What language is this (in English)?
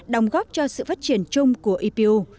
Vietnamese